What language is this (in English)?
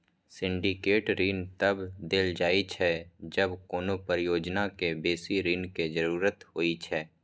Maithili